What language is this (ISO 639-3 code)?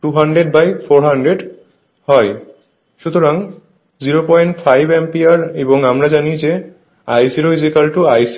ben